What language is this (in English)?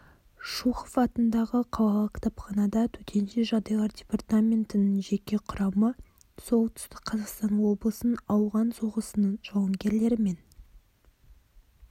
Kazakh